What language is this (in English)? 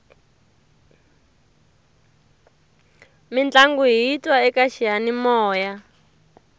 Tsonga